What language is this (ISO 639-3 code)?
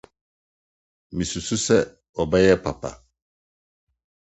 aka